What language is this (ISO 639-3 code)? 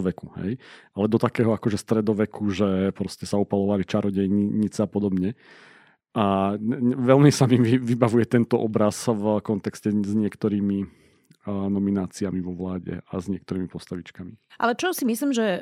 slk